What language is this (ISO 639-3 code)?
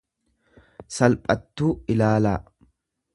orm